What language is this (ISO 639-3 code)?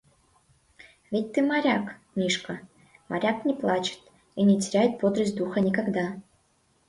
chm